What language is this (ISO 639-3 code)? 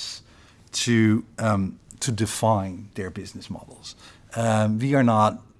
eng